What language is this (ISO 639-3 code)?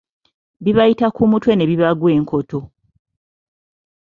lug